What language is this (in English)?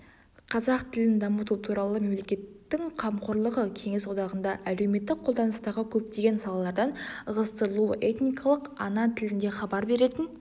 Kazakh